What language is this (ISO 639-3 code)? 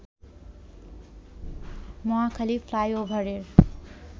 ben